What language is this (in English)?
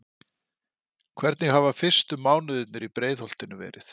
Icelandic